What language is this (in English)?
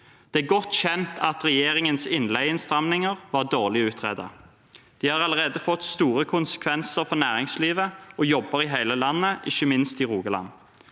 Norwegian